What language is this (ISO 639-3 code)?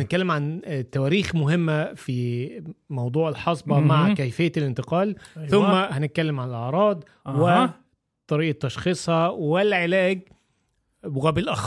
ara